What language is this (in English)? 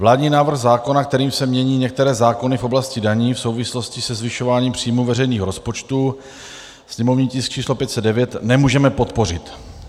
Czech